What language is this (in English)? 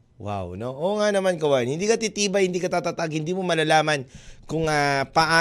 Filipino